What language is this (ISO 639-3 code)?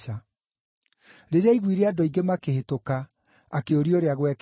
kik